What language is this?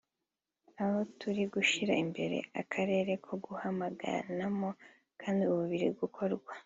Kinyarwanda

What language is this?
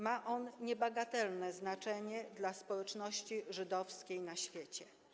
Polish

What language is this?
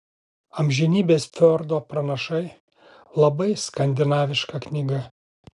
Lithuanian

